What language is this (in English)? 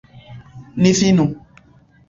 Esperanto